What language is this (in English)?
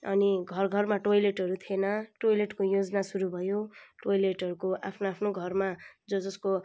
Nepali